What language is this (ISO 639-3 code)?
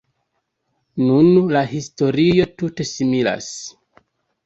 epo